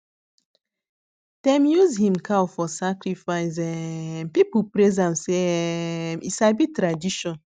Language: Nigerian Pidgin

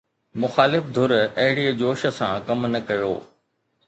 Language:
Sindhi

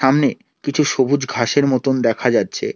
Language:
Bangla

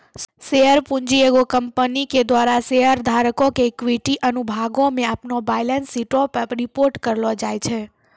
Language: Maithili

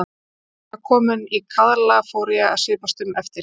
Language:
Icelandic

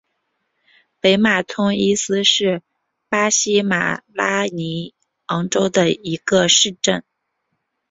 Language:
Chinese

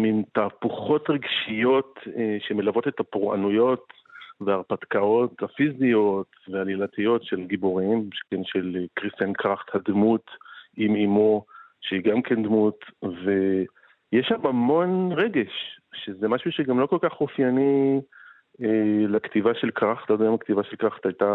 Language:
Hebrew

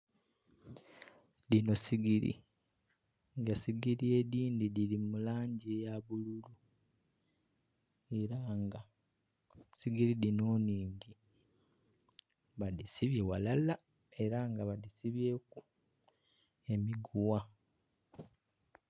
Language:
Soga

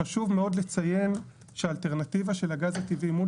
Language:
Hebrew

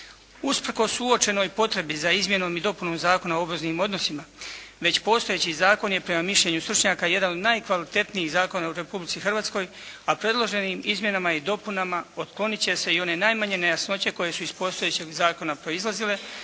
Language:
Croatian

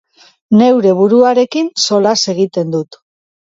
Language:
Basque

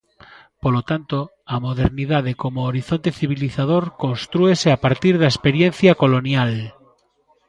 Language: Galician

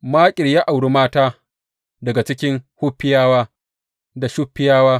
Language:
Hausa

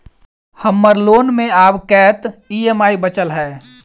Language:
Maithili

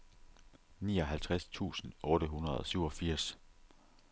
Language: Danish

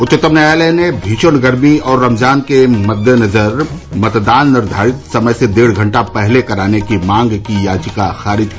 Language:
Hindi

